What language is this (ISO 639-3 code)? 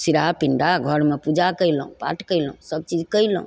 mai